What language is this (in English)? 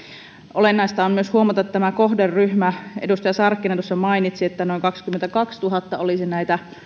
Finnish